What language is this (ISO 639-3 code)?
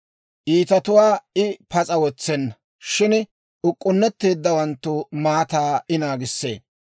dwr